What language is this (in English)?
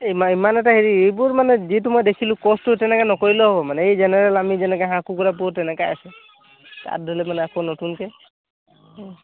Assamese